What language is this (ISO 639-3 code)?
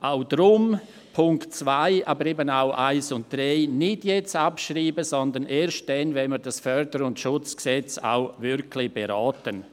gsw